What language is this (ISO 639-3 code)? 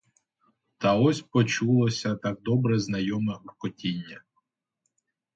ukr